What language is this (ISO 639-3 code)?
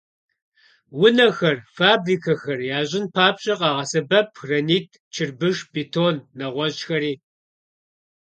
kbd